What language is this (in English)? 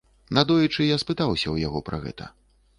Belarusian